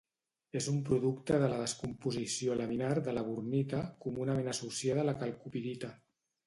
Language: Catalan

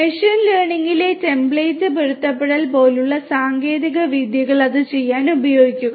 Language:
Malayalam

